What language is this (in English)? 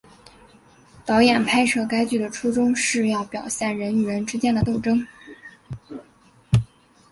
Chinese